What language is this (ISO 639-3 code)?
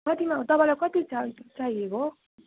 nep